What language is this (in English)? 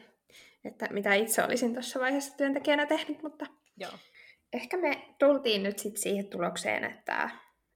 Finnish